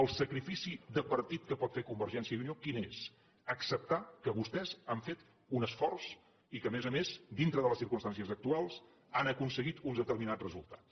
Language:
Catalan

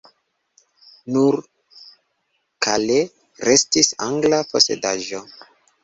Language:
Esperanto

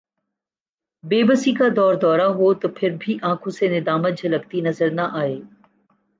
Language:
Urdu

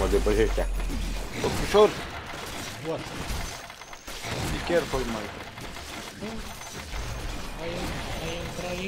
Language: Romanian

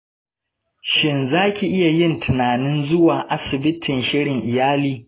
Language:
Hausa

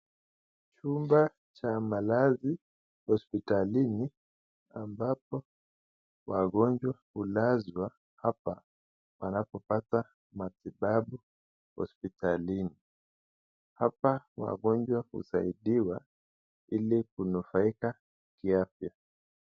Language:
Swahili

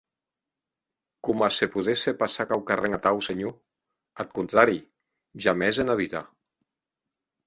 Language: Occitan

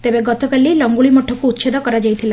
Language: Odia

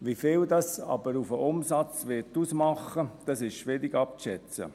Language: Swiss German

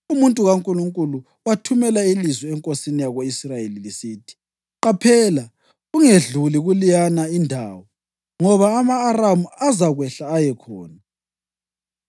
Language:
North Ndebele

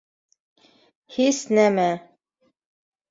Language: Bashkir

